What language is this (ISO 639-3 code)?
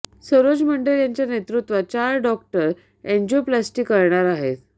mar